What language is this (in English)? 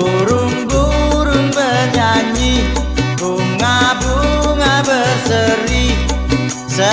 Indonesian